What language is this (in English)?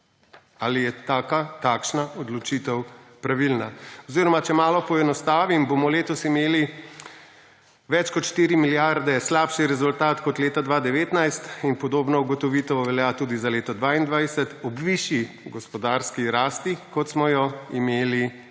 Slovenian